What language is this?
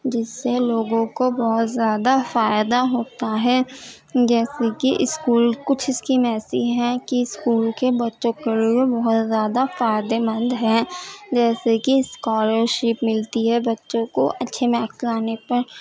Urdu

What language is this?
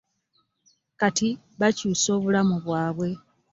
Ganda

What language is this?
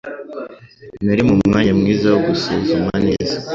Kinyarwanda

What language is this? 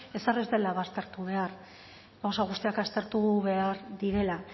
Basque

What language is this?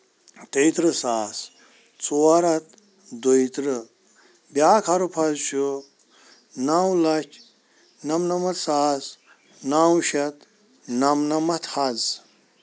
Kashmiri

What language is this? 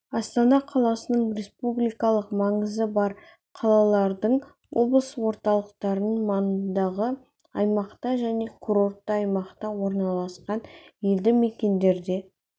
Kazakh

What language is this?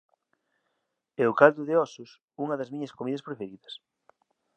Galician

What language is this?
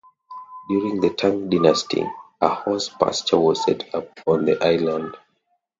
English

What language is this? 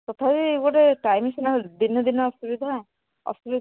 Odia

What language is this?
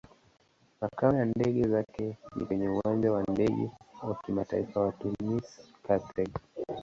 Swahili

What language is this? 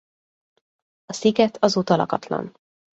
Hungarian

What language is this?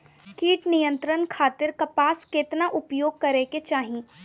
Bhojpuri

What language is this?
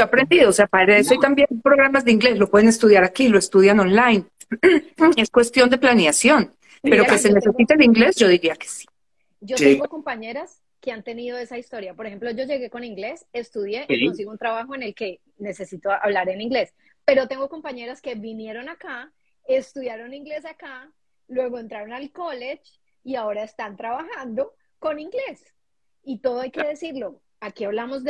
Spanish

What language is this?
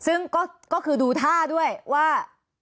Thai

